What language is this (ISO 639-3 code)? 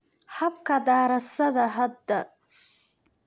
som